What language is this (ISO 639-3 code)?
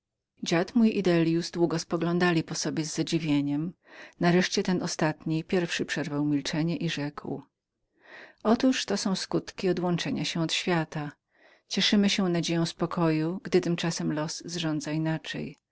pol